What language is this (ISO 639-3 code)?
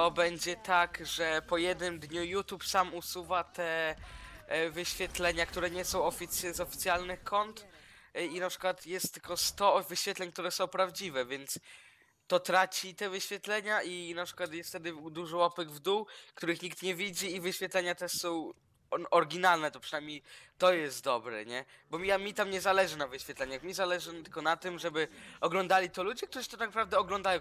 pol